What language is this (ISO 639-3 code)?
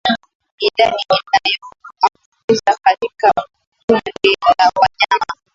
swa